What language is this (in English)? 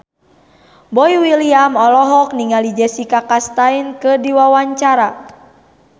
Sundanese